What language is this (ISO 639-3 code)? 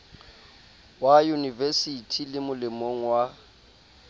sot